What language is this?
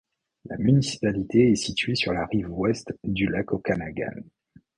French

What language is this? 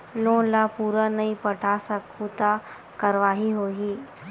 Chhattisgarhi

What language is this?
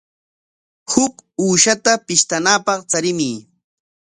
Corongo Ancash Quechua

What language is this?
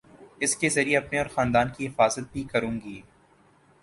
Urdu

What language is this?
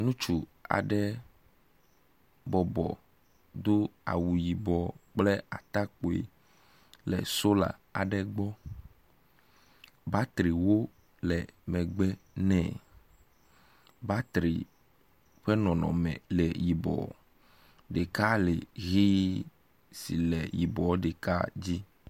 Ewe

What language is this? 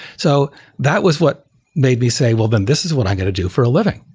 English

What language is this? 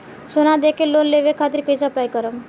Bhojpuri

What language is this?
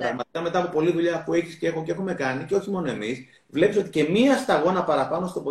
Greek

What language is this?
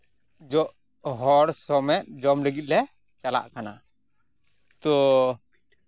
Santali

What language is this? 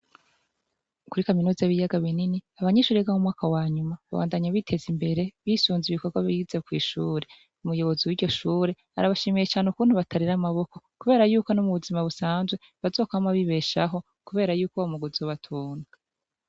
Rundi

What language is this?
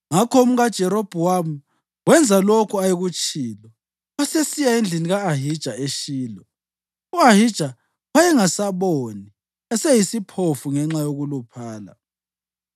North Ndebele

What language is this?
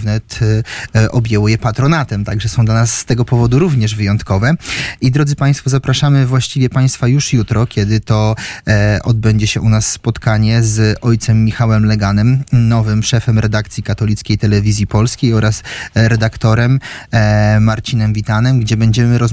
Polish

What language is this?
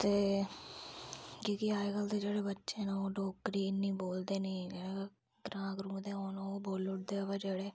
Dogri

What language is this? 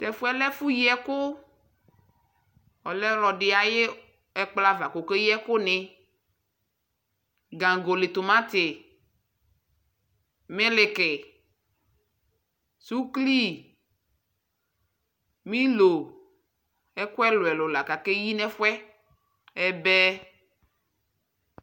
Ikposo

